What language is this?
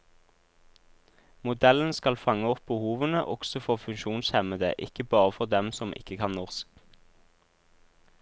Norwegian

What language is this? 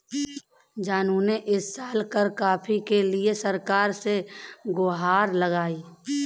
Hindi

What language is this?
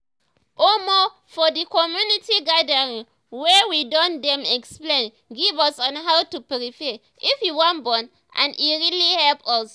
Nigerian Pidgin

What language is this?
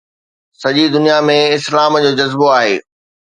Sindhi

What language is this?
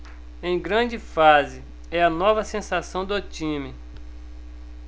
Portuguese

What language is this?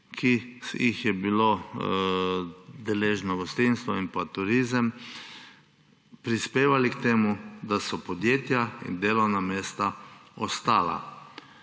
Slovenian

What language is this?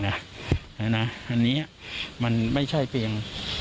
Thai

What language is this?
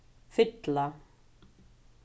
Faroese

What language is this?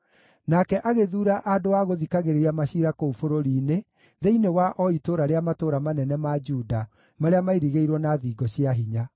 Kikuyu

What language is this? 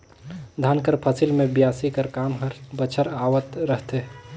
Chhattisgarhi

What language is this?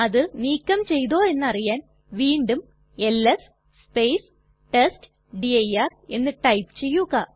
Malayalam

